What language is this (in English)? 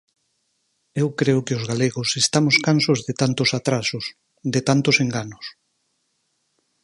Galician